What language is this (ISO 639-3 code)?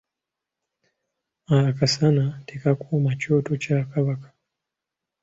lug